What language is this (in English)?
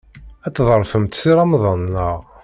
Kabyle